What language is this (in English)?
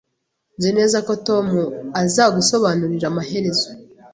Kinyarwanda